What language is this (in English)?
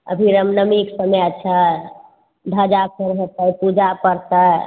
Maithili